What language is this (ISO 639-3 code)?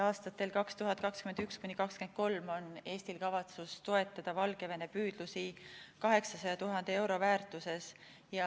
est